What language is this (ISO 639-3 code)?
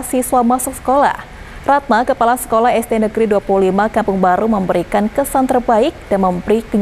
ind